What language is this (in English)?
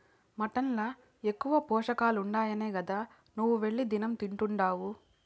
Telugu